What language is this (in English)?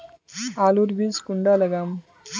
Magahi